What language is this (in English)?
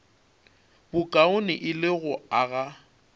Northern Sotho